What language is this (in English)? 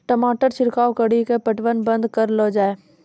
Maithili